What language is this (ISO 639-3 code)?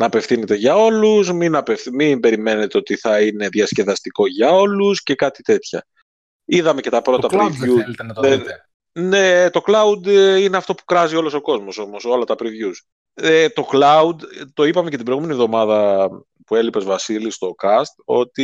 ell